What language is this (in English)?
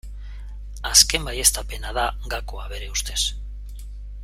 Basque